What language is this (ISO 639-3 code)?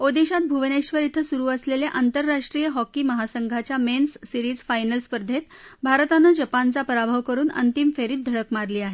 mar